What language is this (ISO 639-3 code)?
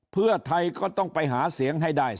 tha